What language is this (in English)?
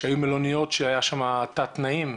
Hebrew